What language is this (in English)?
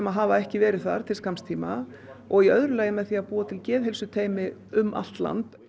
Icelandic